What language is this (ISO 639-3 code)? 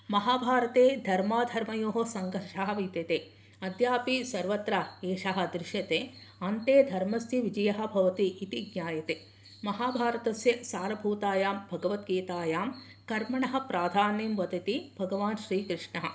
san